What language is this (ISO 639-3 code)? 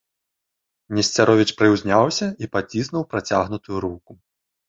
bel